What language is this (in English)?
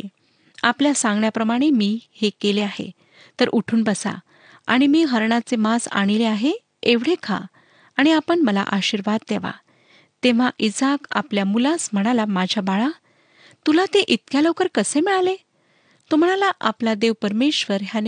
Marathi